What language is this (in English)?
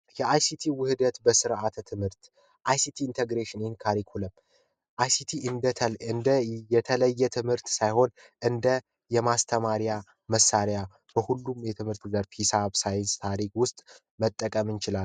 Amharic